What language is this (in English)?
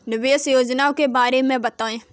Hindi